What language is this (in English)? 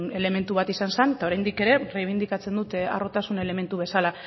Basque